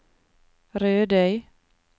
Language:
Norwegian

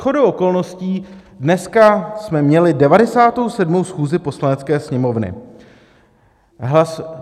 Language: Czech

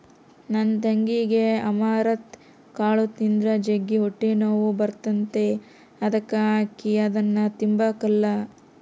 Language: Kannada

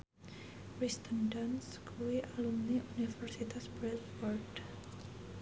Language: Javanese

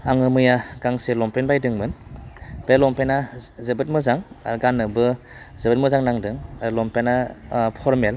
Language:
Bodo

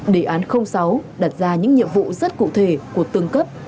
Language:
Vietnamese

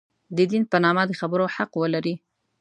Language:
Pashto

